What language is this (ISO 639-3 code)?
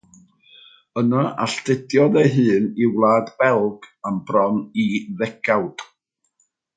cym